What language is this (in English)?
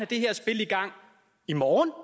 Danish